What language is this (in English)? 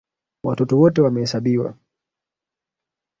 Swahili